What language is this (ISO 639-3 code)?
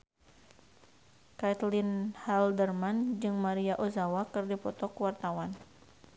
sun